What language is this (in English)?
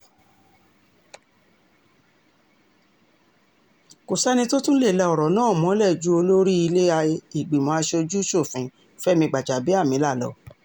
Yoruba